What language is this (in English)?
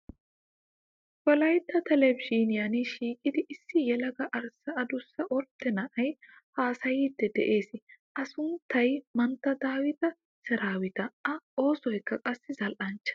Wolaytta